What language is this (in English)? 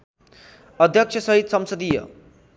Nepali